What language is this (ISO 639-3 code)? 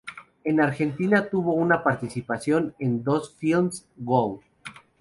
spa